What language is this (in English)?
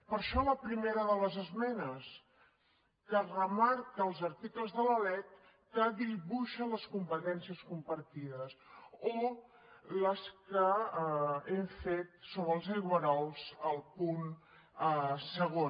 Catalan